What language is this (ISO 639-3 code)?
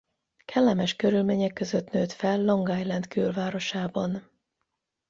hun